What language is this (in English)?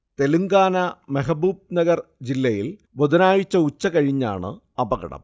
Malayalam